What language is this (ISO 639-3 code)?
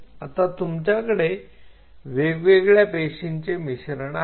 mar